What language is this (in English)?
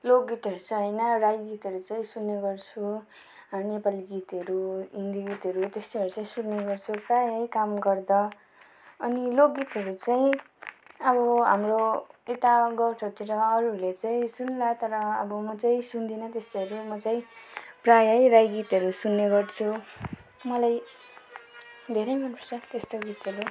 Nepali